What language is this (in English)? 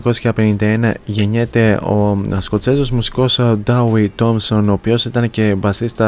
Greek